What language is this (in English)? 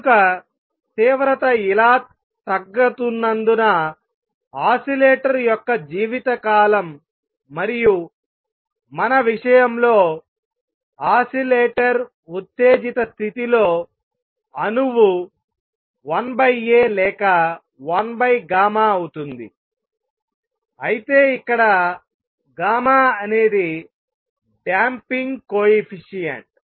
Telugu